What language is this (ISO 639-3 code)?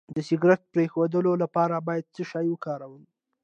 pus